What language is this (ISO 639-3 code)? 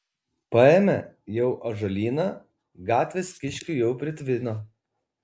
lit